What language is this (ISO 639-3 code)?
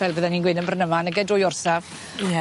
cym